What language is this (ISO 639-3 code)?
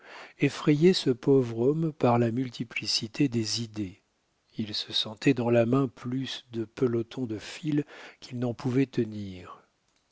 fra